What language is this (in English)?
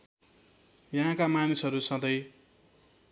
Nepali